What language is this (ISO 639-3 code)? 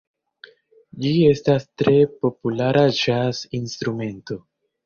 epo